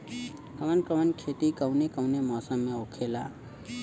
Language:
Bhojpuri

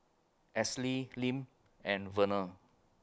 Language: English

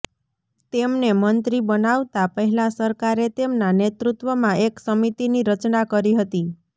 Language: Gujarati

